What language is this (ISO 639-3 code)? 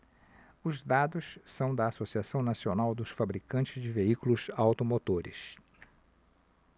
por